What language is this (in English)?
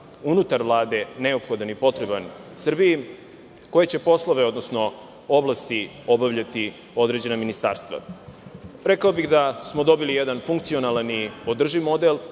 Serbian